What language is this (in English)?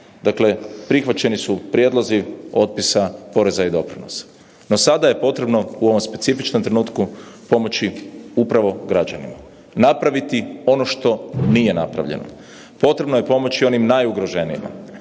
Croatian